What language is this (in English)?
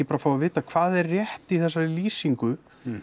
Icelandic